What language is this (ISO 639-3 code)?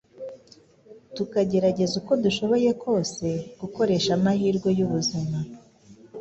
kin